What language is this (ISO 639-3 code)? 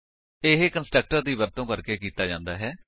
pan